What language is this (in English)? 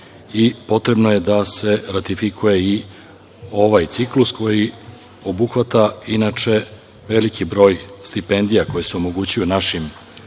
Serbian